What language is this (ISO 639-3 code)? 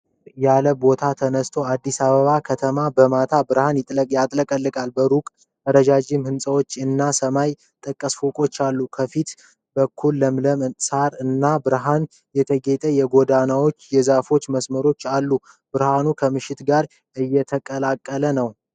amh